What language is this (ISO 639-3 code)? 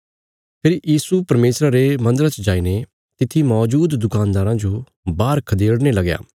kfs